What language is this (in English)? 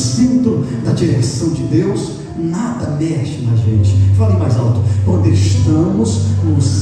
Portuguese